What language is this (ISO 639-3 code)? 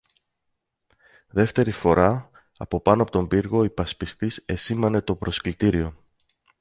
ell